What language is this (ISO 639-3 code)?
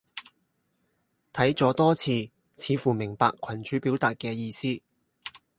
yue